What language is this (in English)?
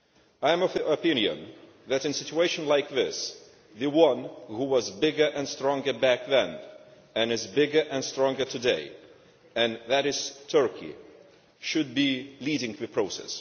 English